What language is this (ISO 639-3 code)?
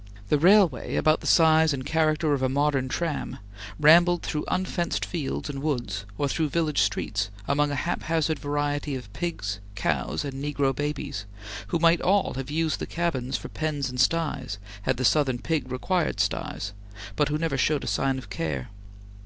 eng